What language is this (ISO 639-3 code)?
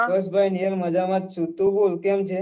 guj